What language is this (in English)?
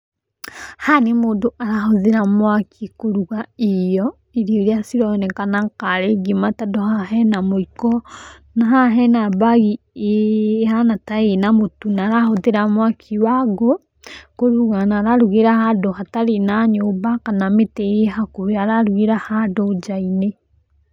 Kikuyu